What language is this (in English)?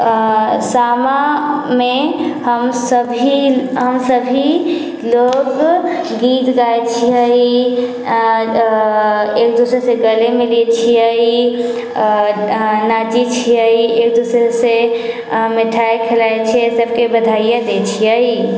Maithili